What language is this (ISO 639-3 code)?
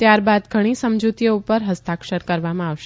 guj